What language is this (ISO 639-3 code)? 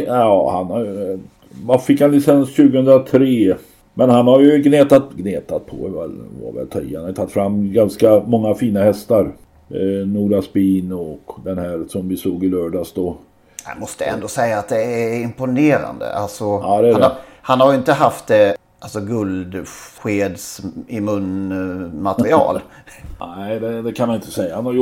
swe